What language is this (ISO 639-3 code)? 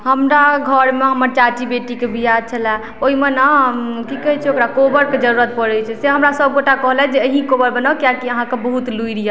mai